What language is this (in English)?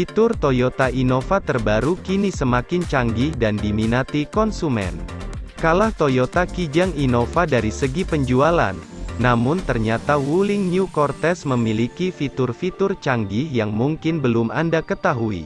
Indonesian